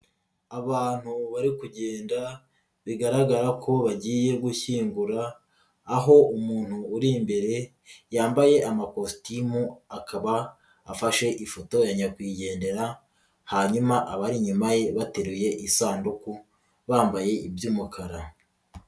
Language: Kinyarwanda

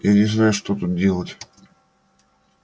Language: Russian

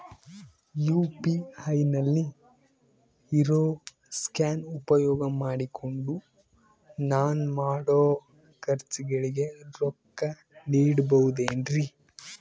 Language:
Kannada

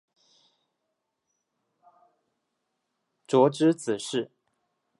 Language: Chinese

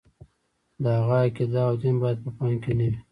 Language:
Pashto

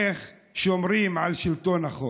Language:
Hebrew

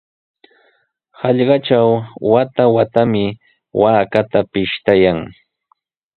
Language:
Sihuas Ancash Quechua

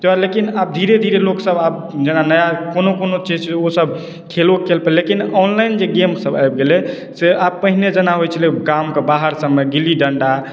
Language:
Maithili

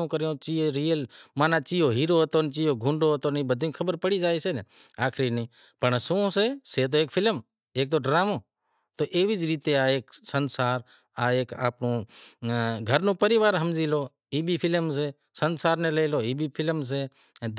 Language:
Wadiyara Koli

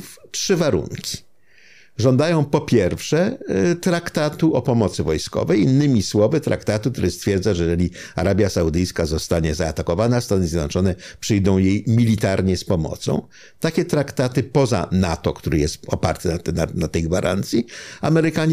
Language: Polish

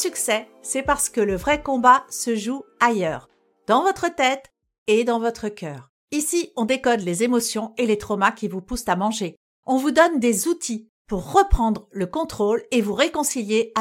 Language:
French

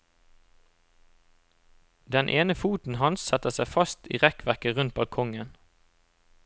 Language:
Norwegian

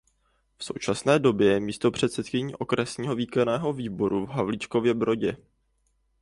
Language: Czech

